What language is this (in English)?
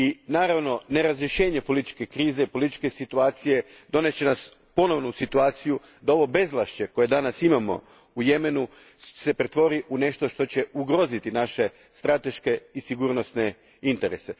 Croatian